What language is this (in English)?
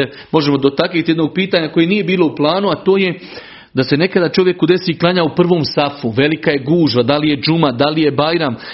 Croatian